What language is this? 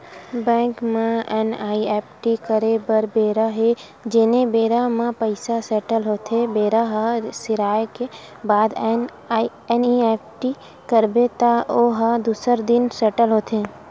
Chhattisgarhi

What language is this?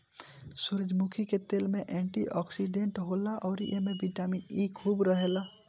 Bhojpuri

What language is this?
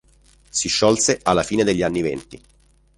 Italian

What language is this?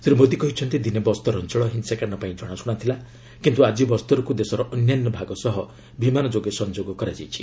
Odia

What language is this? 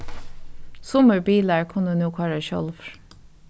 Faroese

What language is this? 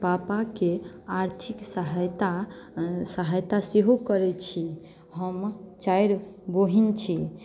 Maithili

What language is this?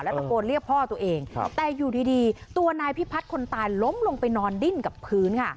Thai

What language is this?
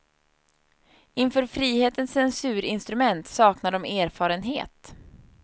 Swedish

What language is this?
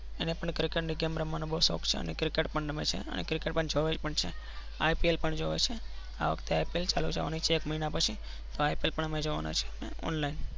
Gujarati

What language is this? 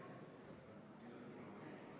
Estonian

